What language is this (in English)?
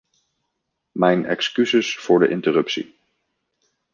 Dutch